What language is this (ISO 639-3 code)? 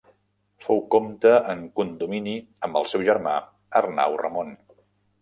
cat